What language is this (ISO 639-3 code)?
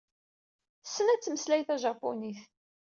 kab